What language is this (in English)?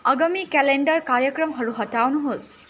Nepali